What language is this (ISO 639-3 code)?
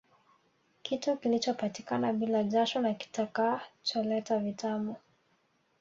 swa